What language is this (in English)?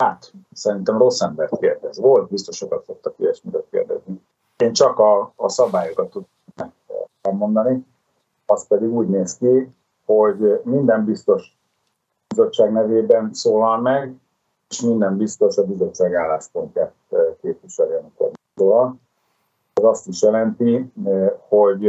Hungarian